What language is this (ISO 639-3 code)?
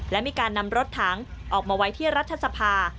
tha